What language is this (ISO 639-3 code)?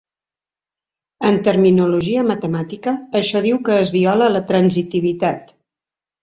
cat